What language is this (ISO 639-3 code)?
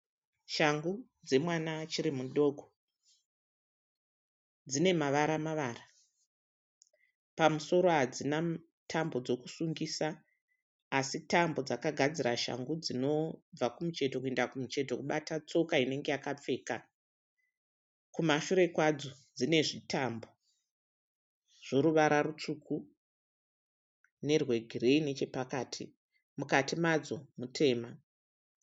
sna